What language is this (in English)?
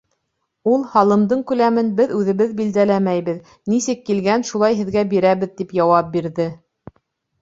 Bashkir